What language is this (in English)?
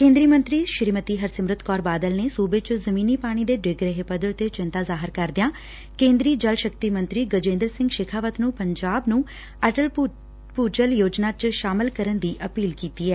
Punjabi